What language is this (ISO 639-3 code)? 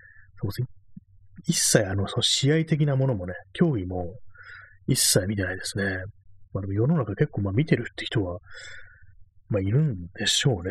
jpn